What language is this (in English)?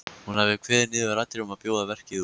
Icelandic